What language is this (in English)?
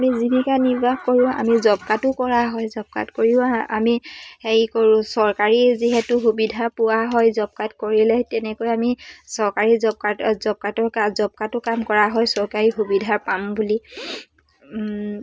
Assamese